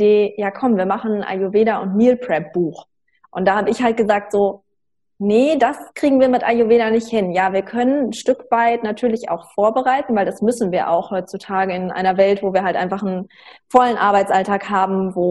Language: German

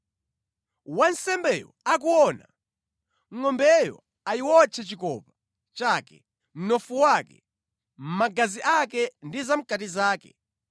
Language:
Nyanja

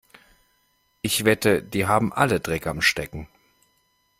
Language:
German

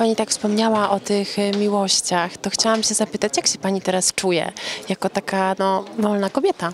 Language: Polish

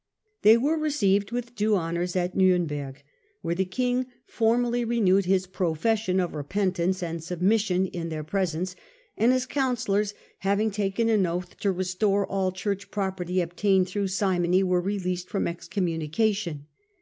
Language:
English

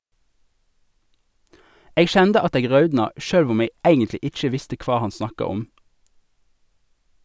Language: Norwegian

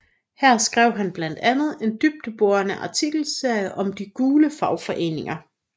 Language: Danish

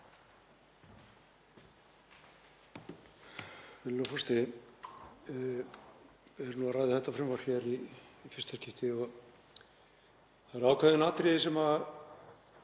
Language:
Icelandic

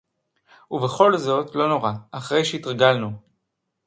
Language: Hebrew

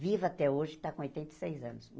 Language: Portuguese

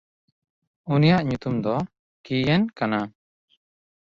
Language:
Santali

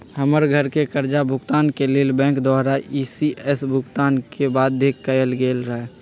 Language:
Magahi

